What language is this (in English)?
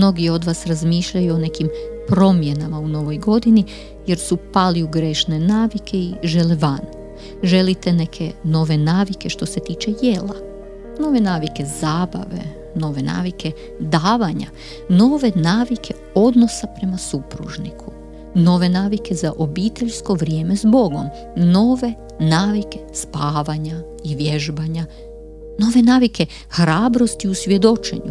Croatian